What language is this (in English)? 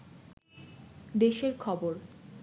Bangla